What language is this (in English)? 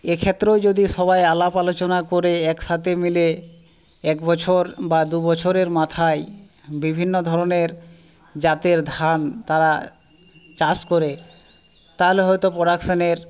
Bangla